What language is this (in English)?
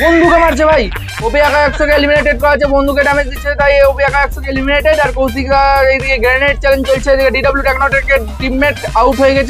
Hindi